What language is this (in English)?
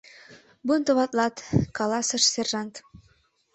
Mari